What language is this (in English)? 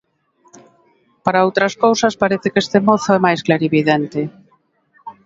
Galician